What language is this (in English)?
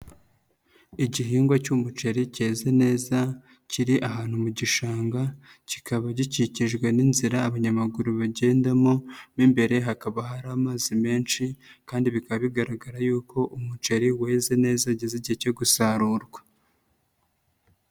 Kinyarwanda